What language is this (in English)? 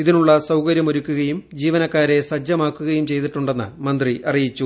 Malayalam